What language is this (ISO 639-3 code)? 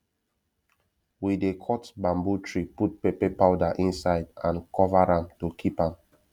pcm